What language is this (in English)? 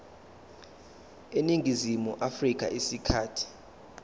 Zulu